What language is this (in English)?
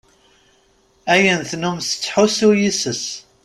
Kabyle